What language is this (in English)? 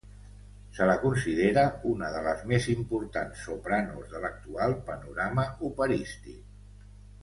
Catalan